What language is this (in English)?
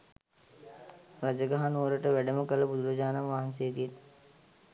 Sinhala